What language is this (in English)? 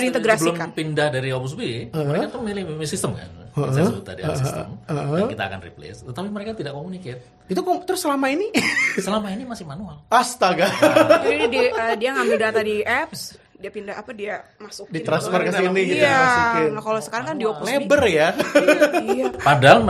Indonesian